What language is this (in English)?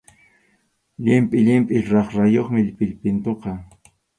Arequipa-La Unión Quechua